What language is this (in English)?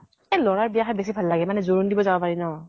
Assamese